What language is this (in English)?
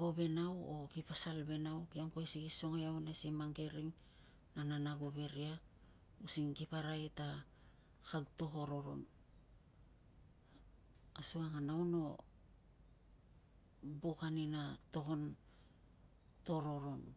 Tungag